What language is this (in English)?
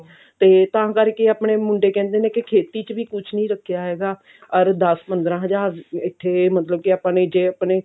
Punjabi